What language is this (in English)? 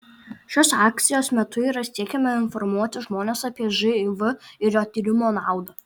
Lithuanian